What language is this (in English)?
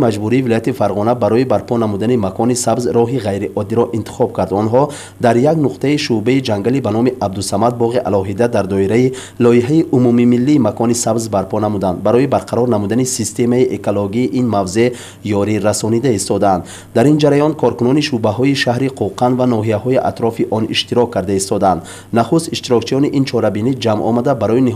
Persian